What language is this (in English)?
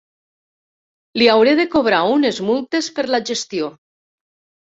Catalan